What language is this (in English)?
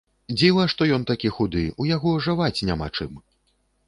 Belarusian